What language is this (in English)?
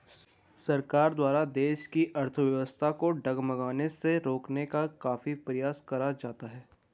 Hindi